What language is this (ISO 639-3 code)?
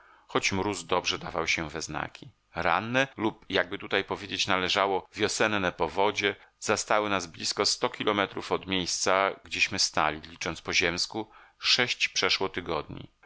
pol